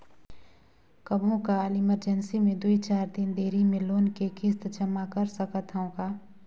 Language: Chhattisgarhi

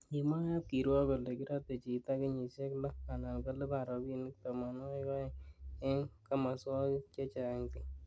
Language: Kalenjin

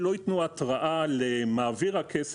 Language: Hebrew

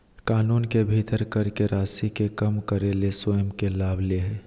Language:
Magahi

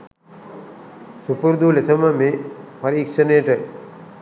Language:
Sinhala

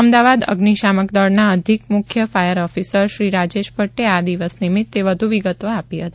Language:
Gujarati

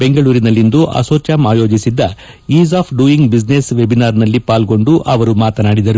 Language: Kannada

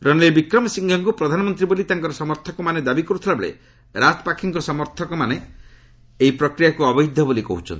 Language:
Odia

